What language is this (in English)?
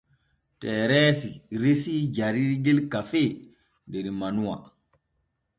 Borgu Fulfulde